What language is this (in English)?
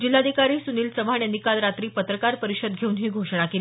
Marathi